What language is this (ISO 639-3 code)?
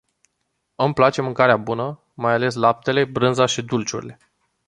ron